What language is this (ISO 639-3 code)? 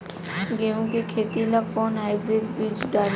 bho